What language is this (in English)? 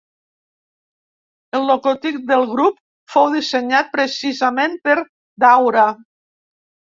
Catalan